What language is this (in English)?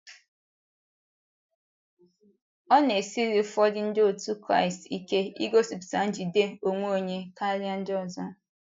Igbo